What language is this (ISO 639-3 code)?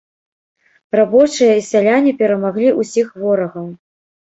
bel